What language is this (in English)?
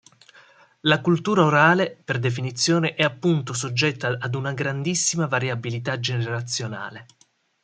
Italian